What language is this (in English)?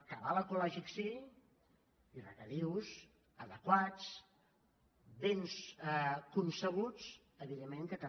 Catalan